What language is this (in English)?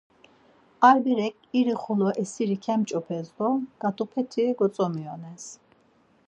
Laz